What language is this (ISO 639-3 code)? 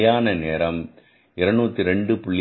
tam